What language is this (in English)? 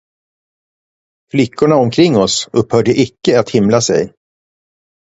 Swedish